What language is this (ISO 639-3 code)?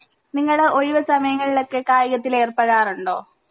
mal